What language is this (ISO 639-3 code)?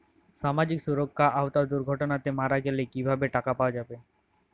ben